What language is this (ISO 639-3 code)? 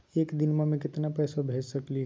mag